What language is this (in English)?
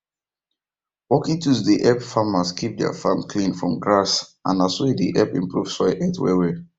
Nigerian Pidgin